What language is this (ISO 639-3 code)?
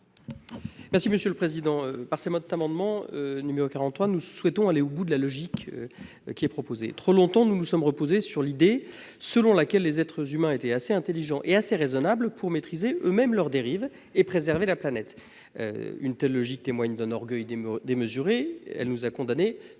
fra